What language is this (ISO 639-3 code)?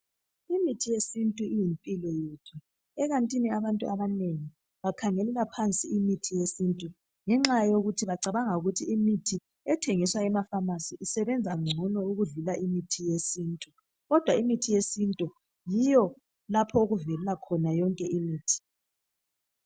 nde